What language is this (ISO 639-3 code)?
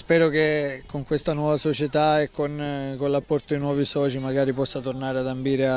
ita